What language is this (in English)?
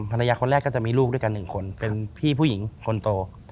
Thai